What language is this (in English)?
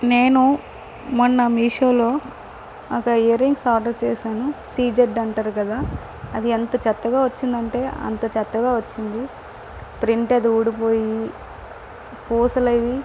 Telugu